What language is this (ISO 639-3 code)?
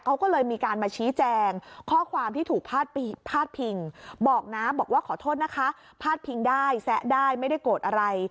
tha